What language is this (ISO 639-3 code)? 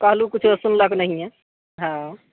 mai